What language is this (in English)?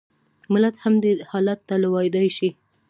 Pashto